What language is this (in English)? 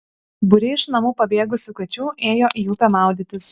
Lithuanian